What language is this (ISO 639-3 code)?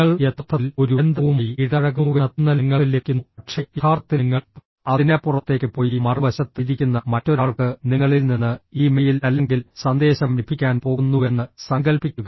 mal